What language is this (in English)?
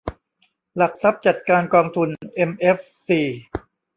Thai